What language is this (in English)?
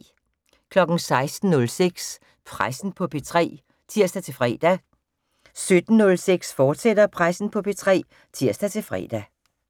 Danish